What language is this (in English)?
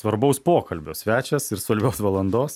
Lithuanian